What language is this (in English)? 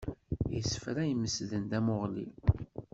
Kabyle